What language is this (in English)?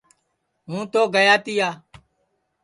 Sansi